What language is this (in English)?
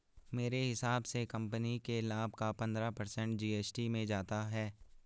Hindi